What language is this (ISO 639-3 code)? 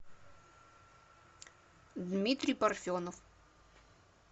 rus